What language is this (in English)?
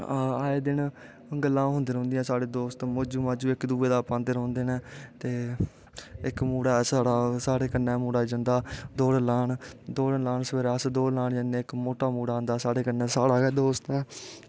Dogri